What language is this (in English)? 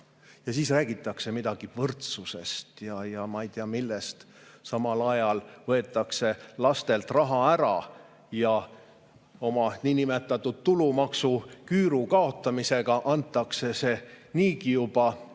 Estonian